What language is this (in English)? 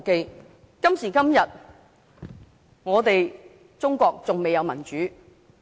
Cantonese